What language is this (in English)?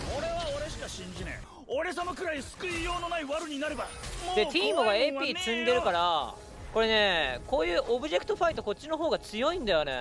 Japanese